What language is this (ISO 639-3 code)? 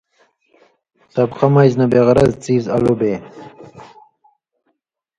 mvy